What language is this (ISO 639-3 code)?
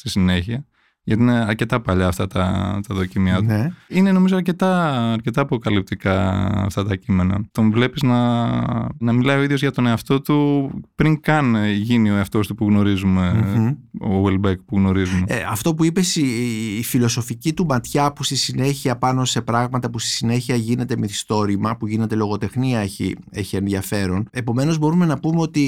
ell